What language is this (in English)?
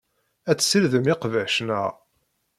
Kabyle